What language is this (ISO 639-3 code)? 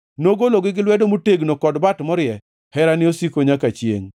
luo